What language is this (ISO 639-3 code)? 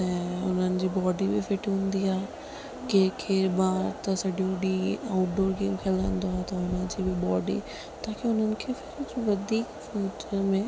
snd